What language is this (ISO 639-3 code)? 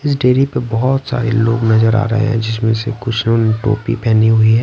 hin